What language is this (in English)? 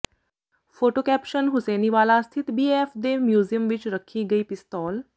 Punjabi